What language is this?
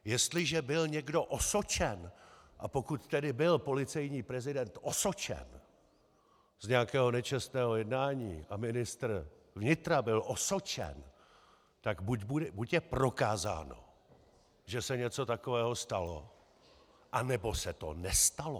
Czech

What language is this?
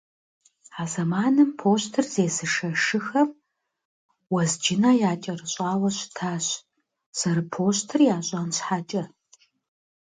Kabardian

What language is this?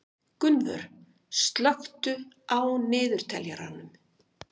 Icelandic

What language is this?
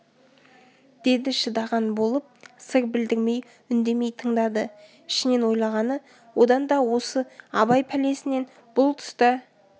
Kazakh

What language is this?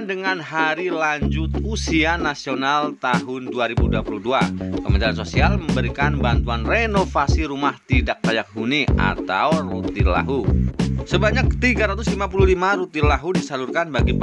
Indonesian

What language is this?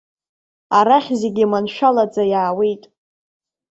Abkhazian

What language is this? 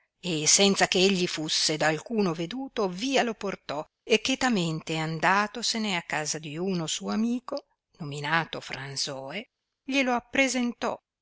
Italian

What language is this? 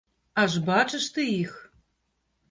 Belarusian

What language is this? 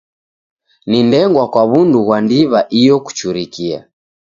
Taita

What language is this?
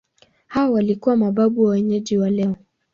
Swahili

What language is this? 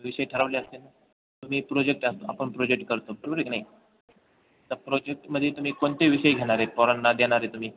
Marathi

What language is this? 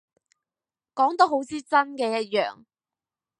Cantonese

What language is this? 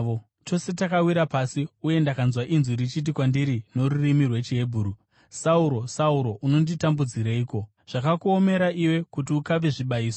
Shona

